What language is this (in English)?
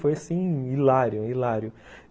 Portuguese